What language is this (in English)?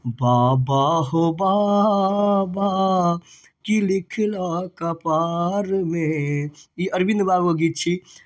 Maithili